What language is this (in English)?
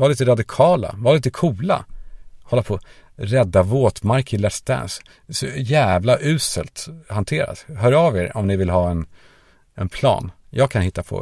Swedish